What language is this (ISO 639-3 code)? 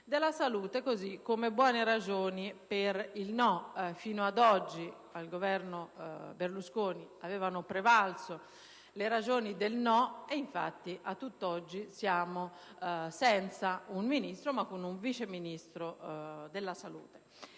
ita